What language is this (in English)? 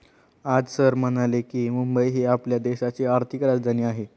Marathi